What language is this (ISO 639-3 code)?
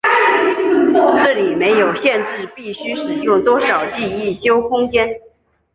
zho